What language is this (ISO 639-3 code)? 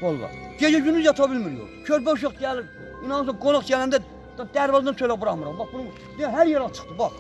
tur